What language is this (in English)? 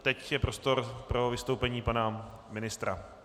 Czech